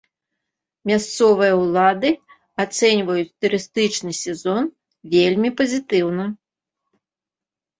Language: Belarusian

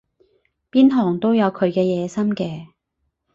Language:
Cantonese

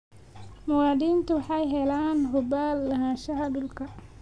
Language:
Somali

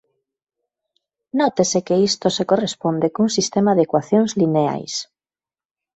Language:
Galician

